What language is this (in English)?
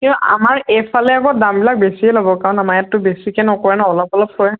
Assamese